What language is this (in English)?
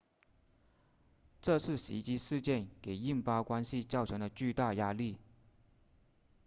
Chinese